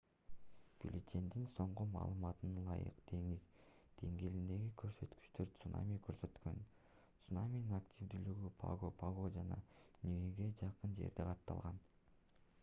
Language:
Kyrgyz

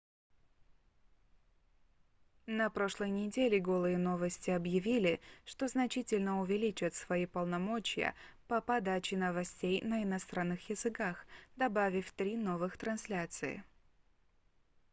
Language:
Russian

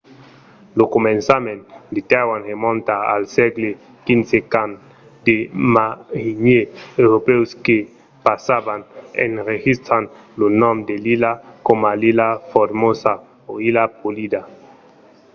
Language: Occitan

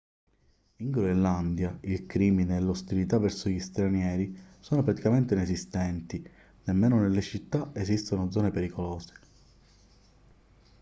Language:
Italian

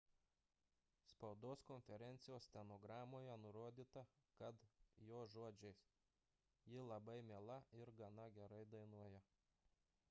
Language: Lithuanian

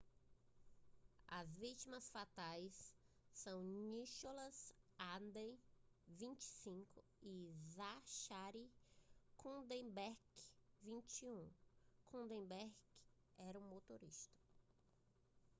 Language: Portuguese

